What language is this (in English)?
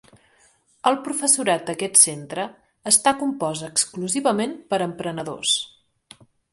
Catalan